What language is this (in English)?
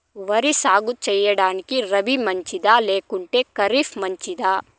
Telugu